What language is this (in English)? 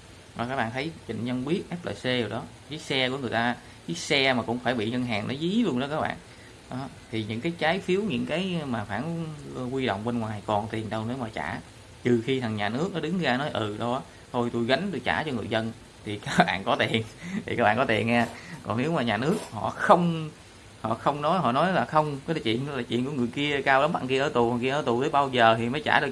Vietnamese